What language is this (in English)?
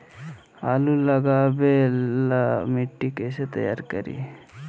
Magahi